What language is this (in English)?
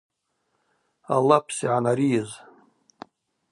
Abaza